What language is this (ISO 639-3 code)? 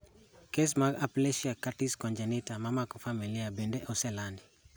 luo